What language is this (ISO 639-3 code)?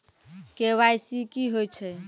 mai